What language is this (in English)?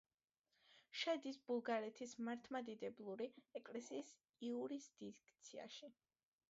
Georgian